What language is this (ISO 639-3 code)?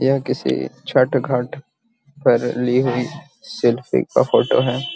mag